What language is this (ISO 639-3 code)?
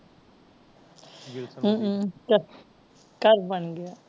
pan